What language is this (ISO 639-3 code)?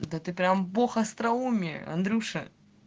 rus